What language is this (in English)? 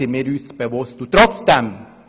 Swiss German